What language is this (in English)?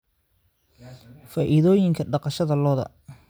Somali